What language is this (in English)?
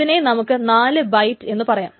Malayalam